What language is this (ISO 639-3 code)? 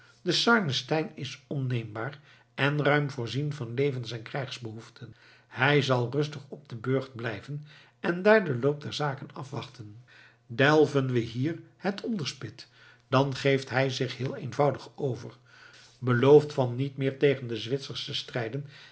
nld